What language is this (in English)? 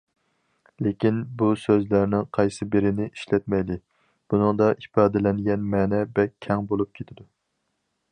Uyghur